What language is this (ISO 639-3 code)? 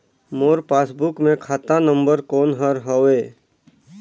hne